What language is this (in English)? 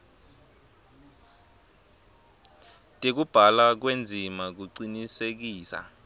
Swati